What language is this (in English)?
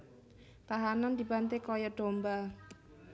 Javanese